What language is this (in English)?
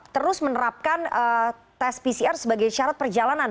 Indonesian